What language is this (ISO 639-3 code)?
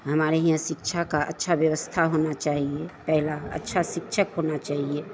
hin